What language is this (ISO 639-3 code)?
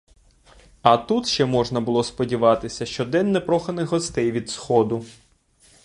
ukr